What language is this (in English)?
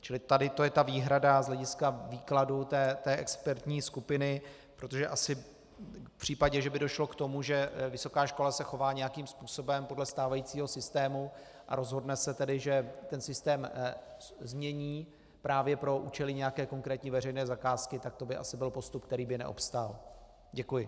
Czech